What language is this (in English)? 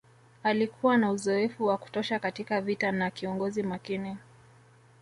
Swahili